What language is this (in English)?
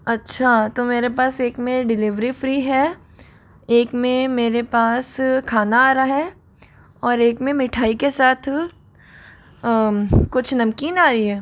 Hindi